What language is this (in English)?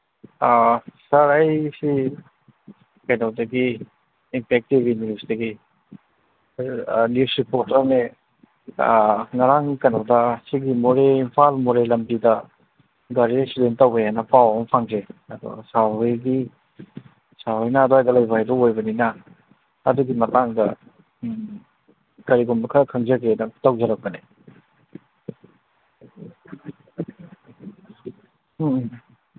Manipuri